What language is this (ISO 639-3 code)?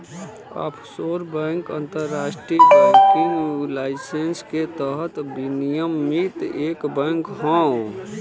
bho